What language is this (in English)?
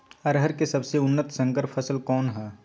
Magahi